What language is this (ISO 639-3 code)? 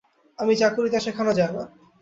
ben